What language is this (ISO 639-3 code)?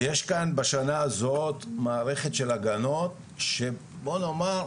heb